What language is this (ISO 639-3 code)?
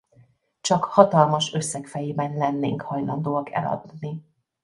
hun